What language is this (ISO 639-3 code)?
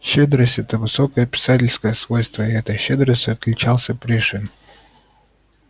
rus